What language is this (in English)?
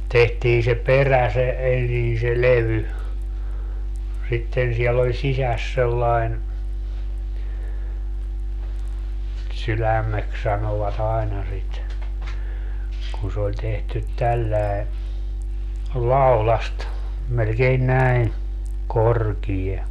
Finnish